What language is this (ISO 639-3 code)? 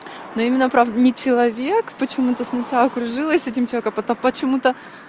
rus